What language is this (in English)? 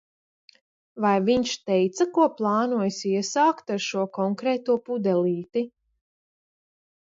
Latvian